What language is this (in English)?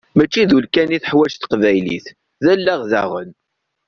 Kabyle